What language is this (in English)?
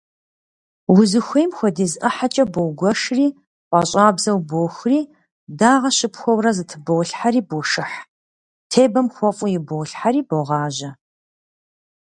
Kabardian